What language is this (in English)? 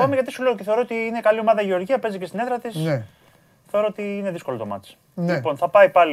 Greek